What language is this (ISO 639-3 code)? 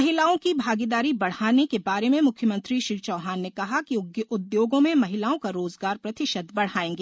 hin